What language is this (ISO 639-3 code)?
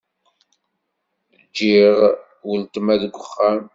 kab